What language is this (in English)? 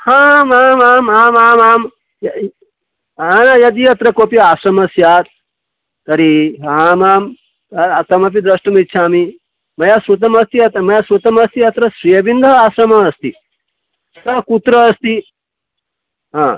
Sanskrit